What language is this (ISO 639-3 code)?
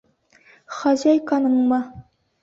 bak